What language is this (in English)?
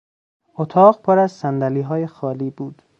Persian